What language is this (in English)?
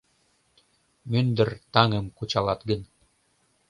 Mari